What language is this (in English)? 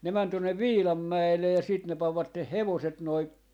Finnish